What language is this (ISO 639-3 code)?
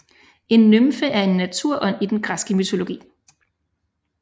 dan